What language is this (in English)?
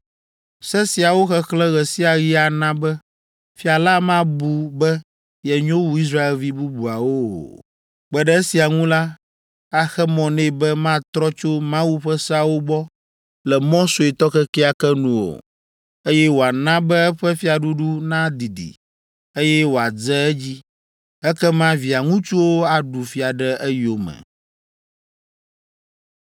Ewe